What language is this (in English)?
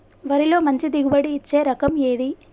Telugu